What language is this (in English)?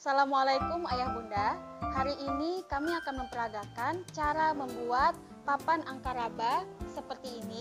Indonesian